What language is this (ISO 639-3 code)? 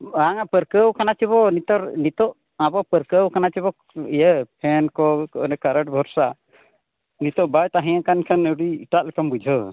sat